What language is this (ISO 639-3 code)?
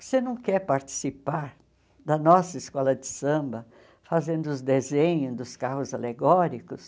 por